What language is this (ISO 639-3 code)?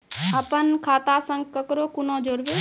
mai